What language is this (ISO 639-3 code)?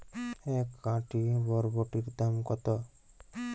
ben